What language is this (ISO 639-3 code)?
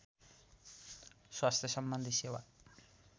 nep